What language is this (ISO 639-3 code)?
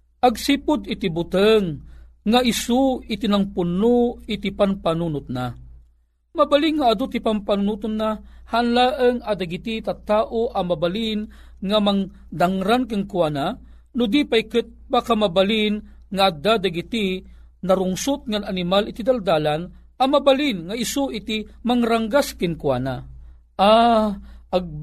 fil